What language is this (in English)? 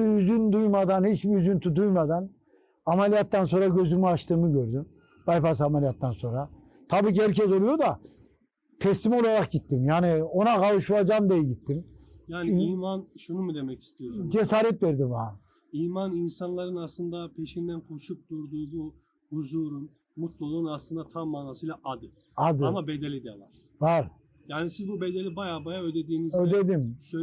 Turkish